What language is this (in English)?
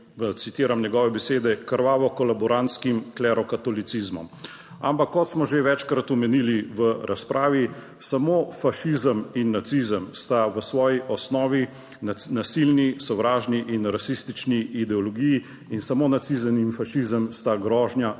Slovenian